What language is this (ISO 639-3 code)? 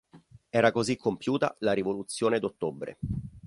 ita